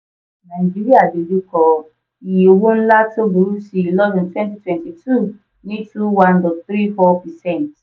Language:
Yoruba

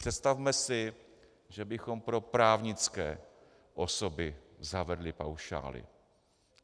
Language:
Czech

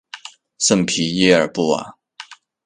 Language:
Chinese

